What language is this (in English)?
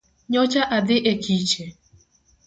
Luo (Kenya and Tanzania)